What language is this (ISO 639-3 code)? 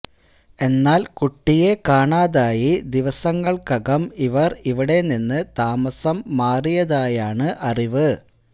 mal